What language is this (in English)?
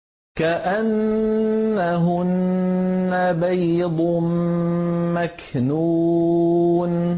Arabic